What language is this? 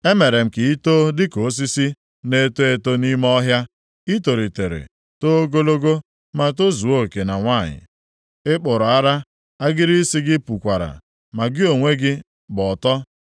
Igbo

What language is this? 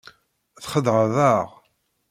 Kabyle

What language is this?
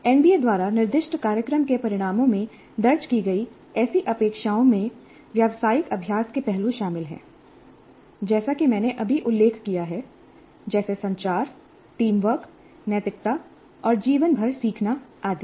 Hindi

